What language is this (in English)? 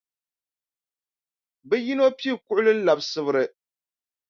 Dagbani